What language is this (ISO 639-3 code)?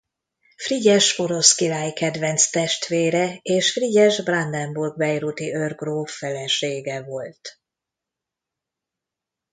hun